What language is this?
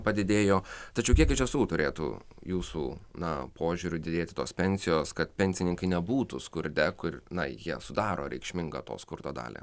Lithuanian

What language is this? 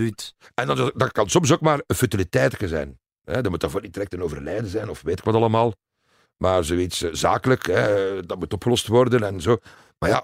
Dutch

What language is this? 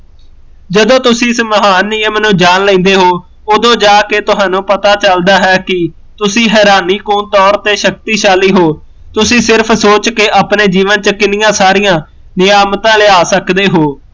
Punjabi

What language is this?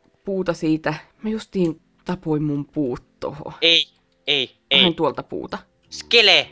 Finnish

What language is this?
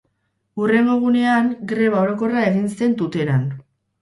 Basque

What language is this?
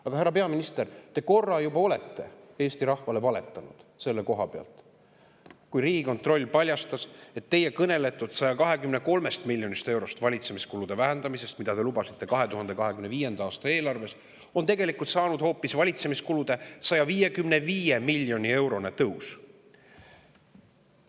Estonian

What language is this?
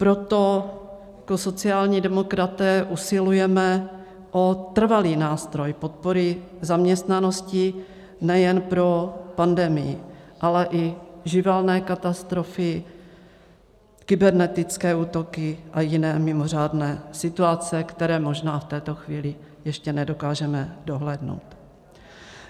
Czech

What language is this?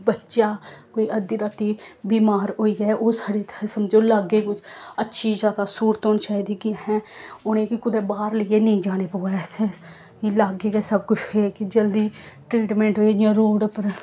Dogri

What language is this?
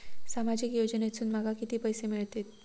Marathi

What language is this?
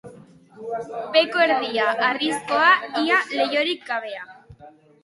Basque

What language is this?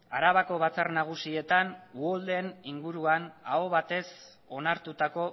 Basque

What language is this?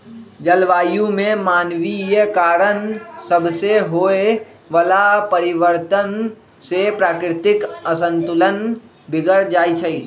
Magahi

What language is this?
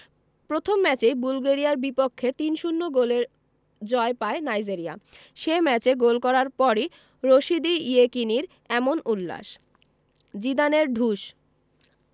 Bangla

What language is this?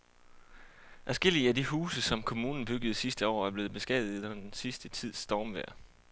Danish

